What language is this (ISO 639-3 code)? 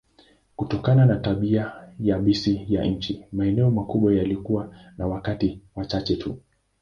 swa